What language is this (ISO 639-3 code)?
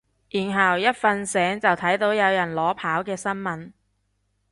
yue